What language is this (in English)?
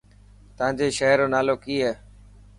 Dhatki